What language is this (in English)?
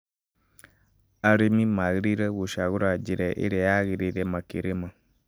Kikuyu